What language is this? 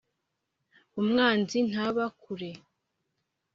Kinyarwanda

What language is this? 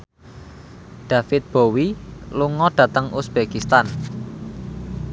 Javanese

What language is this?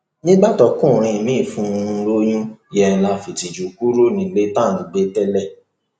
Yoruba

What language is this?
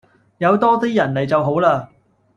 Cantonese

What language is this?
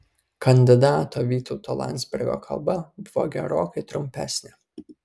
Lithuanian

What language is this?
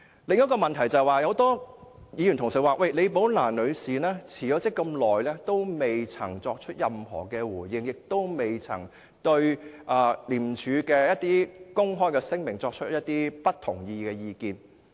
Cantonese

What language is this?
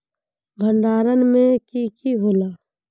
Magahi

